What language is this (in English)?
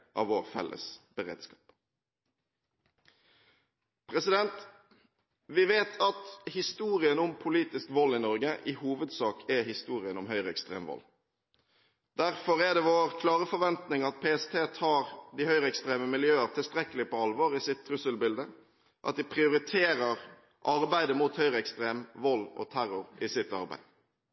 Norwegian Bokmål